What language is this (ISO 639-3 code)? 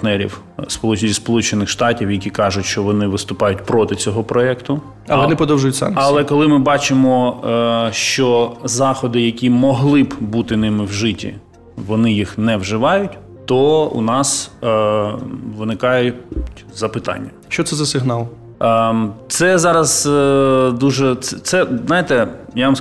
ukr